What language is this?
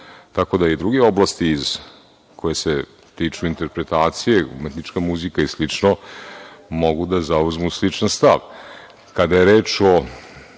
Serbian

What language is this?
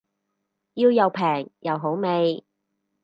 Cantonese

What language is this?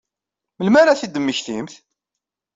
Kabyle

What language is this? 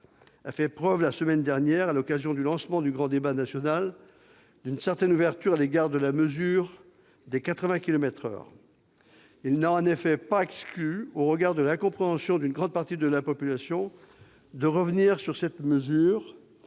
French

